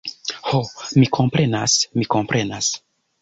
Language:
Esperanto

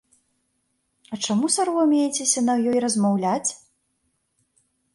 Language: Belarusian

